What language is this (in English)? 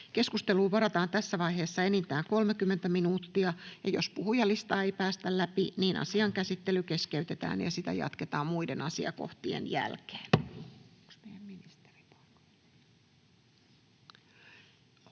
Finnish